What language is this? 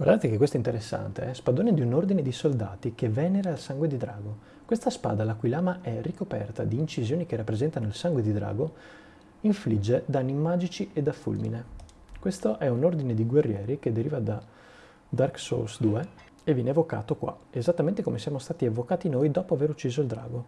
Italian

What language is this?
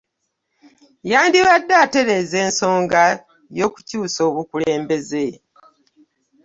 Ganda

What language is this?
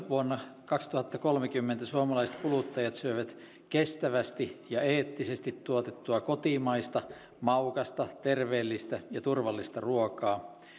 Finnish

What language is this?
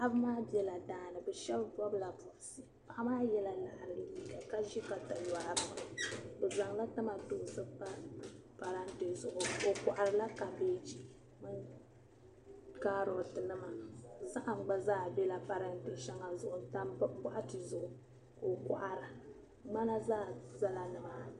Dagbani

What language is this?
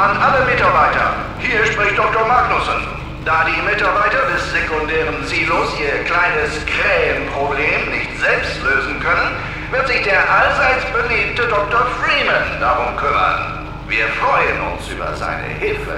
German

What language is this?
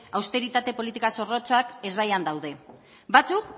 Basque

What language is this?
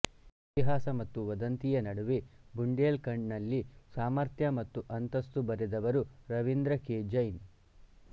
Kannada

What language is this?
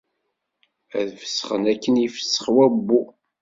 Kabyle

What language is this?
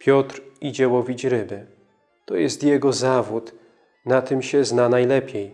Polish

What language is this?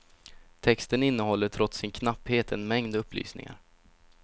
Swedish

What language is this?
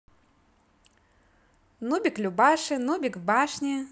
Russian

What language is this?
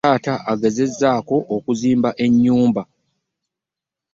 Ganda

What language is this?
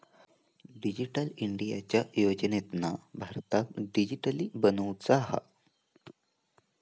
Marathi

